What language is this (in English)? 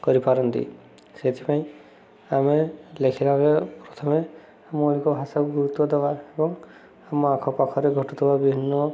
Odia